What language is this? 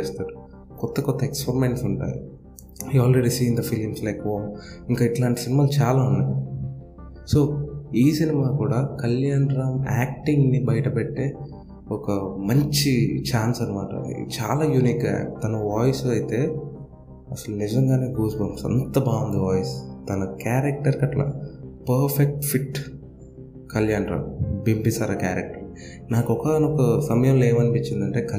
Telugu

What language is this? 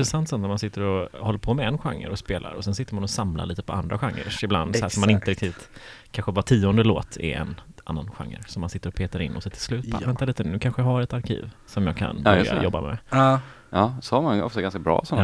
Swedish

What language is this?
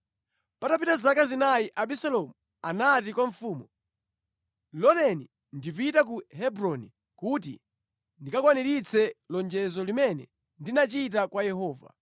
Nyanja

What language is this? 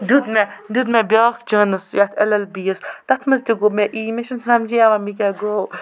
Kashmiri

